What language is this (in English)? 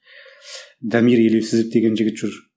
Kazakh